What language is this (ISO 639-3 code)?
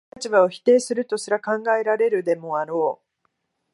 jpn